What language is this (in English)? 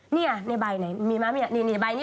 Thai